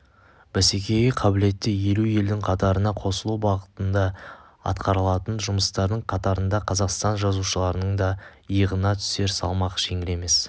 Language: Kazakh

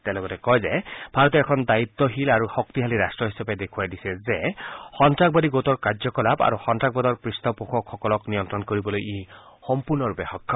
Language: Assamese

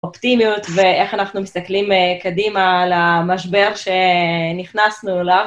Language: Hebrew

